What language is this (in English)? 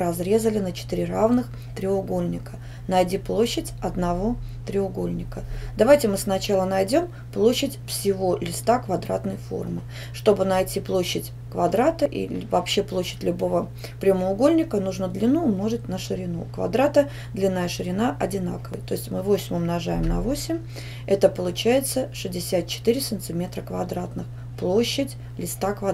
Russian